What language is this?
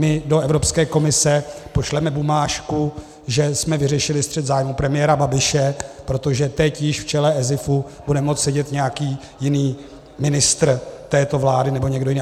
Czech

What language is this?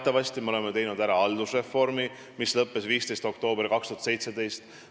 Estonian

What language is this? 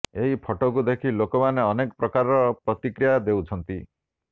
Odia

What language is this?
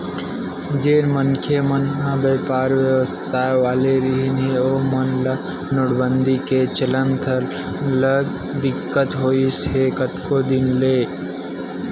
Chhattisgarhi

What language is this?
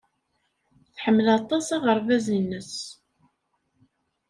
Kabyle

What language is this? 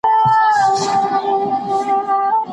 Pashto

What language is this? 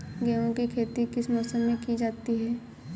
Hindi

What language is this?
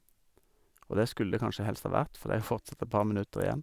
Norwegian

